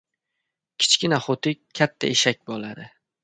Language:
Uzbek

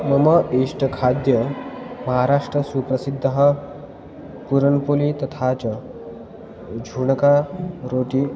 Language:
Sanskrit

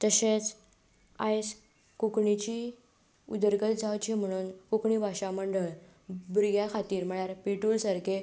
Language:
Konkani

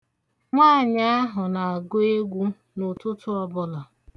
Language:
Igbo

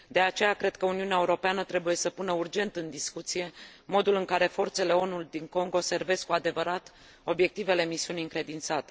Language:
Romanian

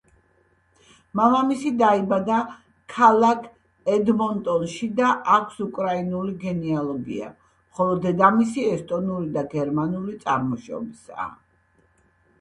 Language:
Georgian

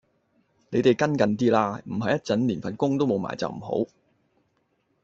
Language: Cantonese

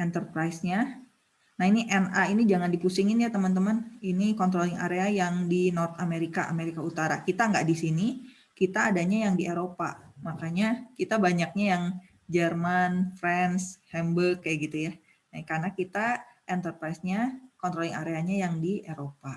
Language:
Indonesian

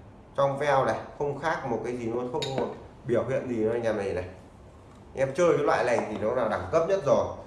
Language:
Vietnamese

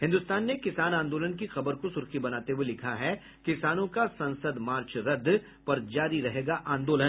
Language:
Hindi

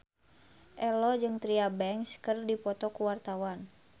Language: Sundanese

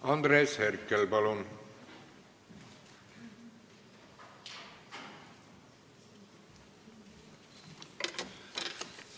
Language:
Estonian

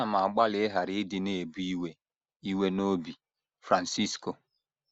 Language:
Igbo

